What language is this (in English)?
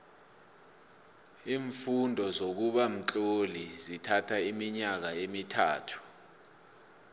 South Ndebele